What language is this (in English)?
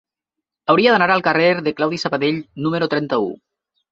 Catalan